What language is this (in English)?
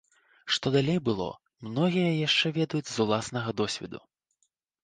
Belarusian